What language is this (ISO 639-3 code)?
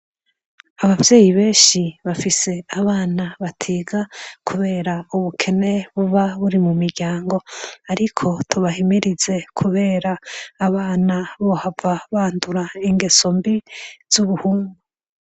run